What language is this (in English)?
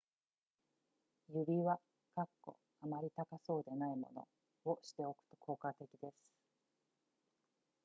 Japanese